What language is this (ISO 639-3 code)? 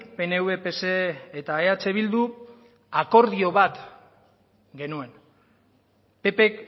eus